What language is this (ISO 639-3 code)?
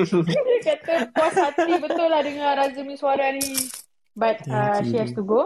msa